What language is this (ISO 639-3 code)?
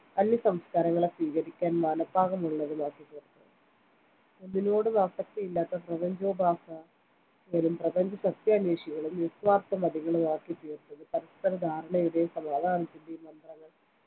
mal